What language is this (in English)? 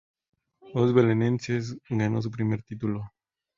Spanish